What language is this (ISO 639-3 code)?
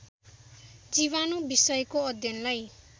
nep